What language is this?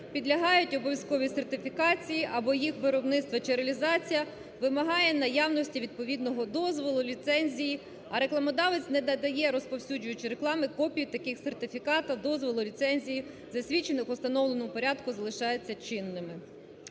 Ukrainian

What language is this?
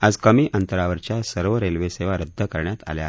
Marathi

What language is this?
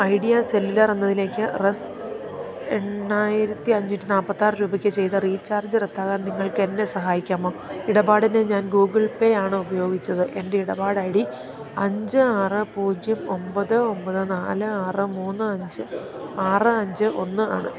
Malayalam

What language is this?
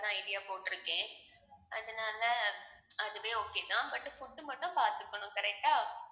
Tamil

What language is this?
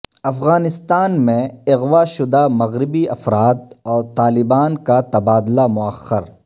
Urdu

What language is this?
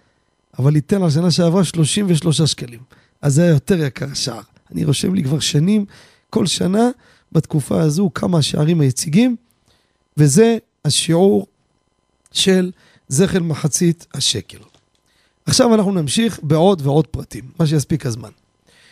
Hebrew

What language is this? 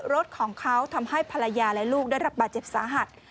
Thai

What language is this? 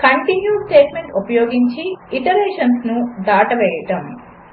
Telugu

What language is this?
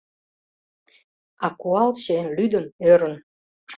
Mari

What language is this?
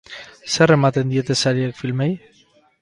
Basque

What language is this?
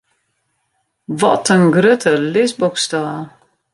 Western Frisian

